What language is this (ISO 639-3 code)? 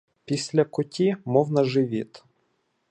ukr